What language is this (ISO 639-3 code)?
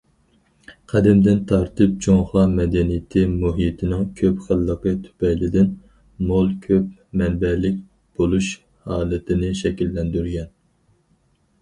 uig